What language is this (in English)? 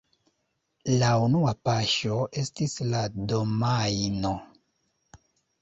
Esperanto